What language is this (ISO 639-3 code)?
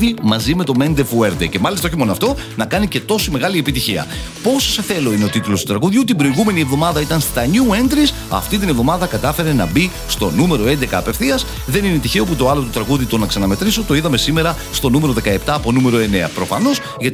ell